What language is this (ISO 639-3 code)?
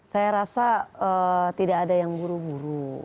ind